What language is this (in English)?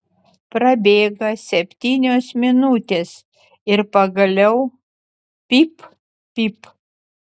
Lithuanian